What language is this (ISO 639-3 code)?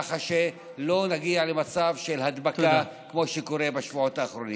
heb